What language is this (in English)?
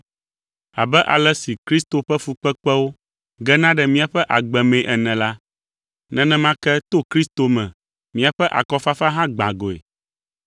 Ewe